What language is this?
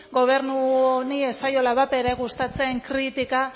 Basque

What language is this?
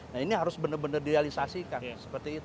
Indonesian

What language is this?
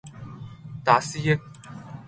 Cantonese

